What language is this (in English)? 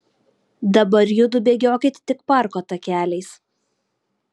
Lithuanian